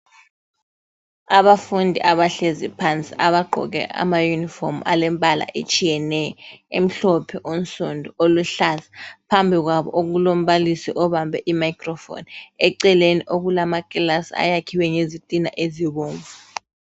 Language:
North Ndebele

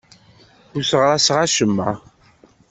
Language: Kabyle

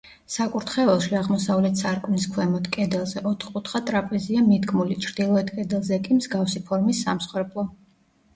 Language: Georgian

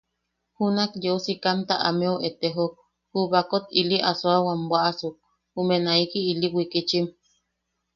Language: Yaqui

